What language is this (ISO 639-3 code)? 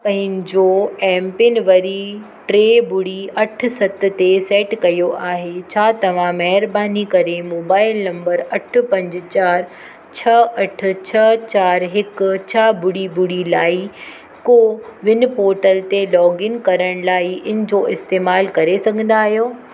snd